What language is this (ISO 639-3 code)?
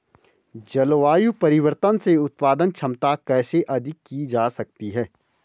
hin